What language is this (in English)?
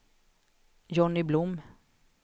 Swedish